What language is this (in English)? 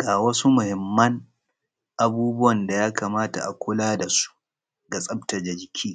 Hausa